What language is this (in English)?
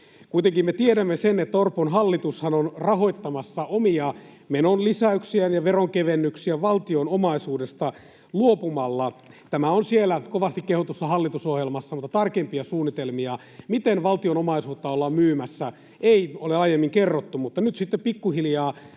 Finnish